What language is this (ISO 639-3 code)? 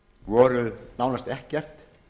isl